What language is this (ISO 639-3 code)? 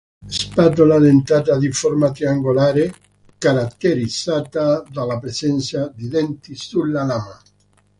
ita